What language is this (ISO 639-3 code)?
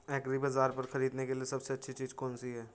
hin